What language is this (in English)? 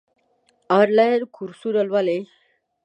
Pashto